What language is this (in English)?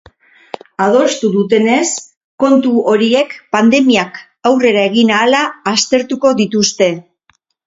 Basque